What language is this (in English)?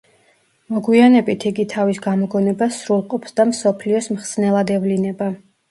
Georgian